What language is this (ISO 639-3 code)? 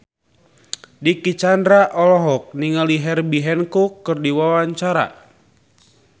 sun